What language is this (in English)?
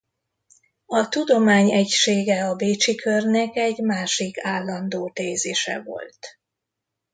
Hungarian